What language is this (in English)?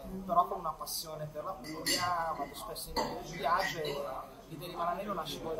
Italian